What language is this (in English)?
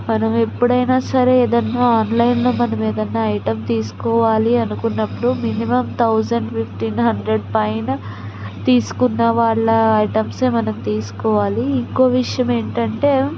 Telugu